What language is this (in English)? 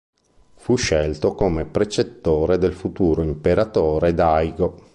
Italian